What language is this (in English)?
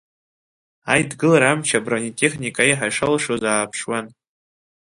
Abkhazian